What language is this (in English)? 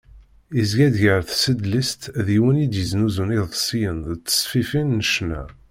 Kabyle